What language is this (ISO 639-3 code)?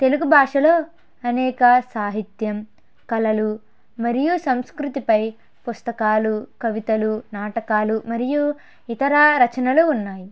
tel